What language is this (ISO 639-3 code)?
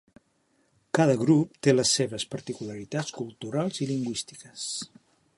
cat